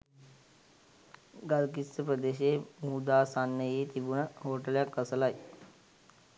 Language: Sinhala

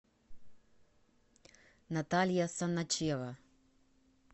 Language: Russian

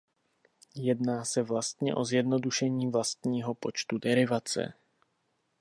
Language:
Czech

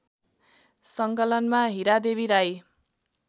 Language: Nepali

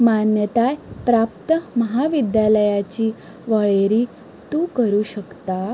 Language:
Konkani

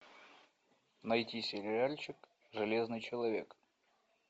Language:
Russian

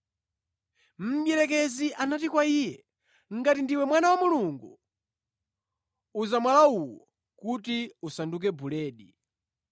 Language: Nyanja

